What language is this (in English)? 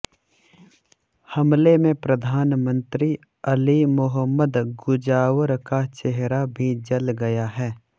Hindi